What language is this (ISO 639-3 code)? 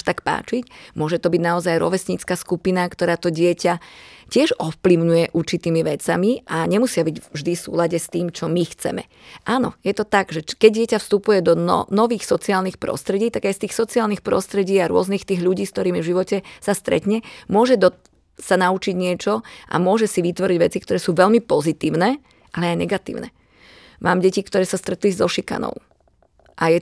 slk